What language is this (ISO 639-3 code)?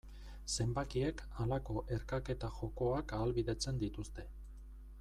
eus